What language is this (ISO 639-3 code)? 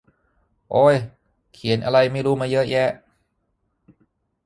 tha